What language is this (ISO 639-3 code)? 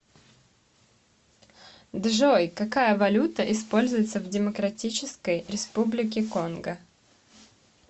rus